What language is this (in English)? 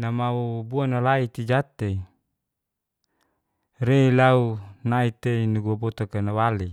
Geser-Gorom